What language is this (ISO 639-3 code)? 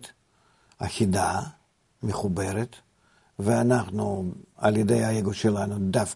heb